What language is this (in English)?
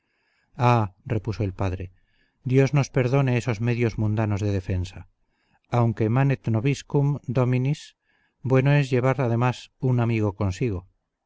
Spanish